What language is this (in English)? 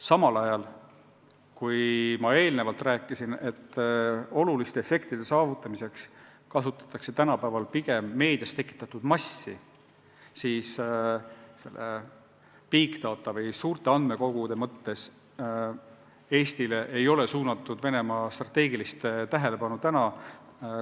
Estonian